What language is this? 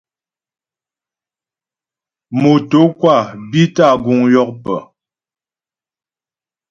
Ghomala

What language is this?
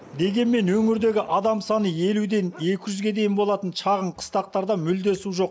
Kazakh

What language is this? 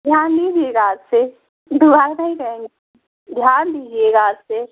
Hindi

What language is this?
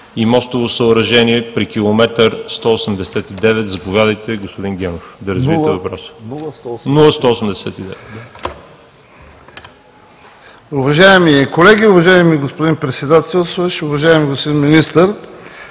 Bulgarian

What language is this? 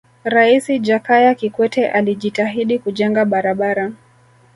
Swahili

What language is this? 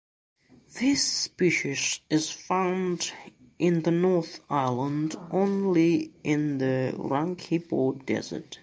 English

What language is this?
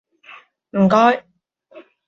Cantonese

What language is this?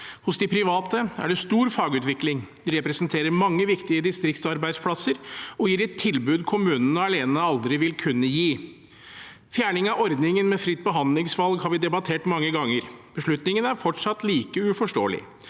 Norwegian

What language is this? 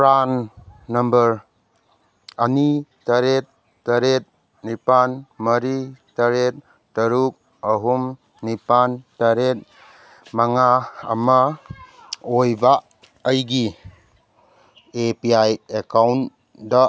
Manipuri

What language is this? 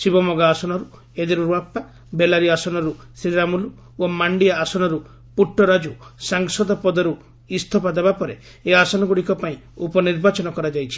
Odia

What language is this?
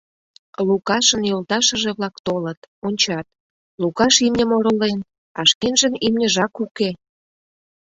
Mari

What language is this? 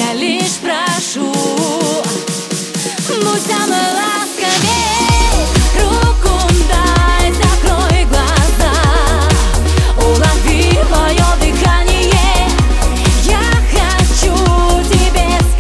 Dutch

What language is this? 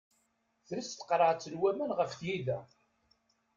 Kabyle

